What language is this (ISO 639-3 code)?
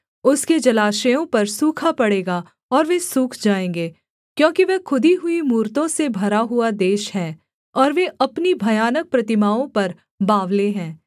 hin